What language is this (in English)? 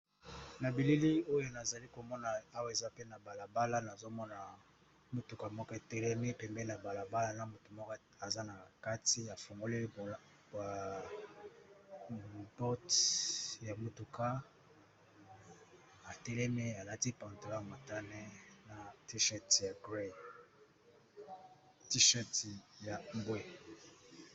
Lingala